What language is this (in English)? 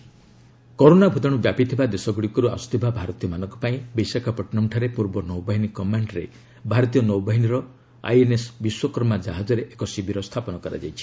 Odia